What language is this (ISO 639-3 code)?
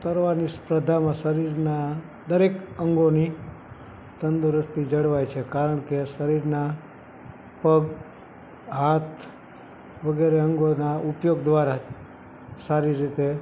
guj